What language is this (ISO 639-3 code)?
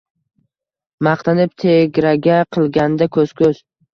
uzb